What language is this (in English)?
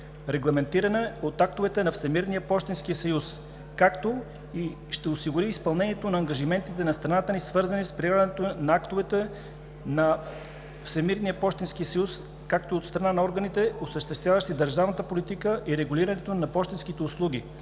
Bulgarian